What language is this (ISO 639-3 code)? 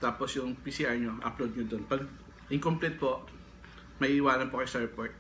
fil